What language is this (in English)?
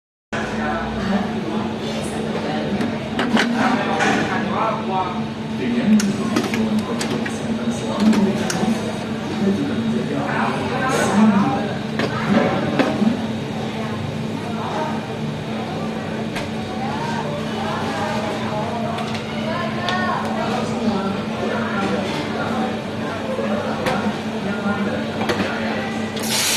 Indonesian